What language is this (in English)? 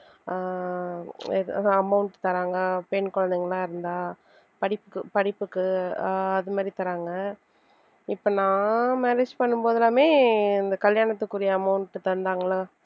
Tamil